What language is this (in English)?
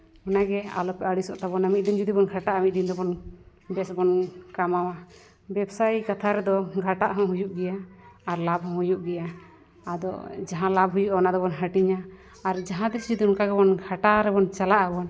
Santali